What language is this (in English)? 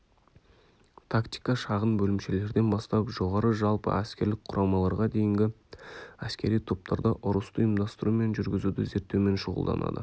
Kazakh